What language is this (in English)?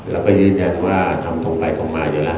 Thai